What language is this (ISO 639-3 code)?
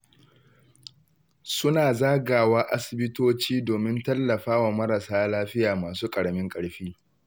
hau